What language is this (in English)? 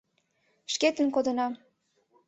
Mari